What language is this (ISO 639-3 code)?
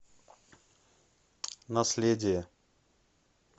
rus